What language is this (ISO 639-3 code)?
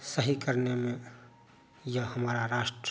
hin